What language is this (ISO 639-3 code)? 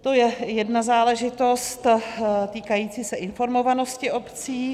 ces